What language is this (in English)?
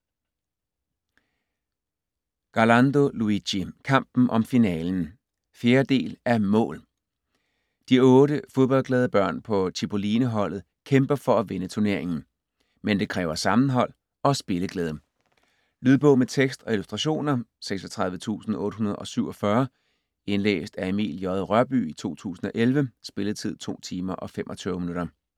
Danish